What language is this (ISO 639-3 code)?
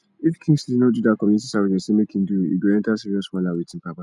pcm